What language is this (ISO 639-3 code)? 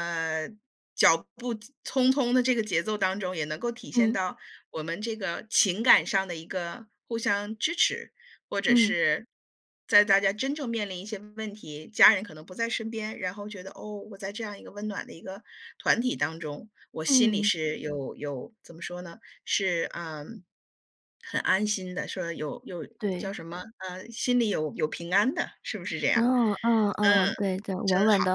zho